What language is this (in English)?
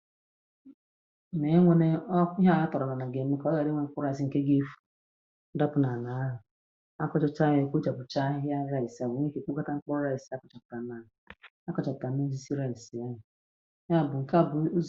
Igbo